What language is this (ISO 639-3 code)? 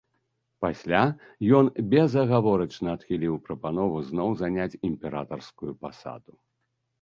bel